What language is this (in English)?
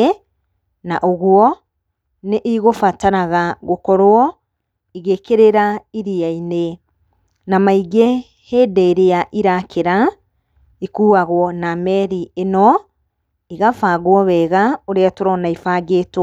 Kikuyu